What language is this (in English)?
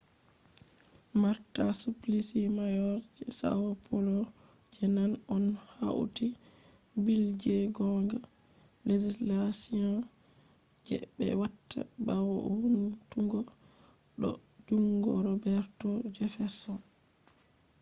Fula